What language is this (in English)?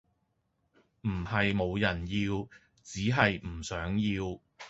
Cantonese